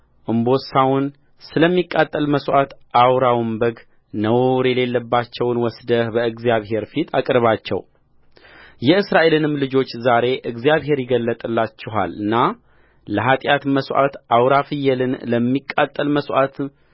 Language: Amharic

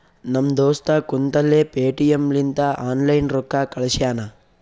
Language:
Kannada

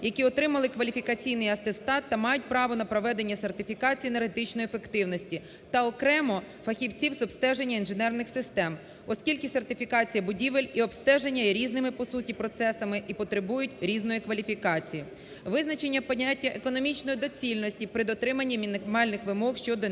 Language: Ukrainian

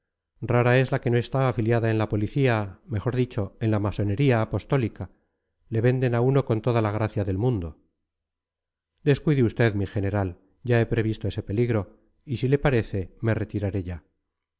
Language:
Spanish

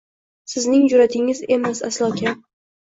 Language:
Uzbek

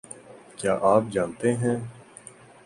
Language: Urdu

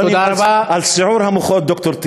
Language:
Hebrew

